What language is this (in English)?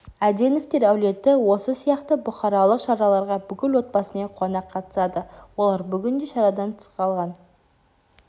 Kazakh